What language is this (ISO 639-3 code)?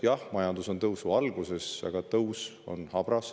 est